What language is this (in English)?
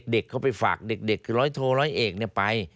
Thai